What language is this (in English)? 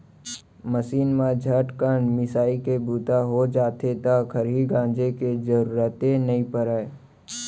Chhattisgarhi